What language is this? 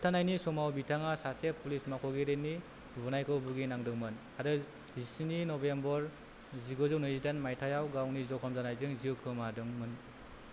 Bodo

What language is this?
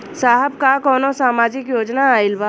Bhojpuri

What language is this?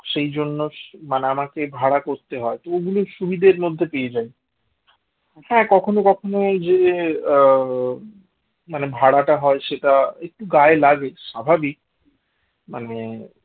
Bangla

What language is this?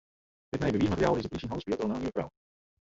Western Frisian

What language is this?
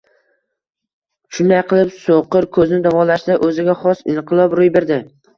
Uzbek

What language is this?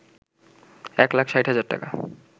Bangla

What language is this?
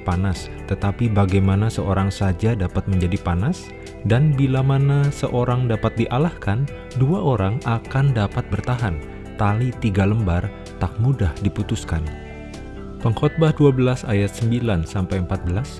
Indonesian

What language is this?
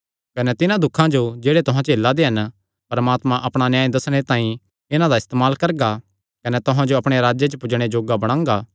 Kangri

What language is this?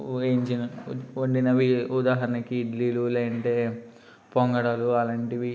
Telugu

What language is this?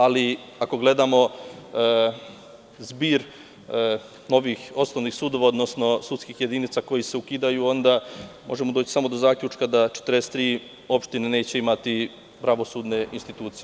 Serbian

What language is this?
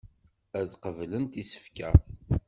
Kabyle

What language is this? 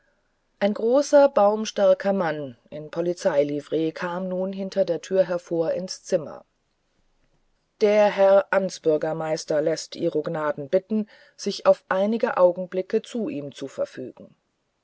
German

